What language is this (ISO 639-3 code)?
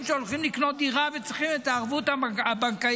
heb